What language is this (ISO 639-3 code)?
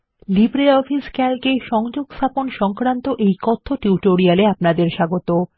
ben